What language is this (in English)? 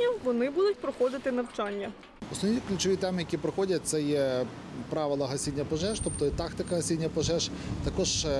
Ukrainian